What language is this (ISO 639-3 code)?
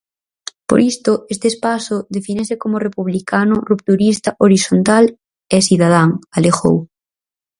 glg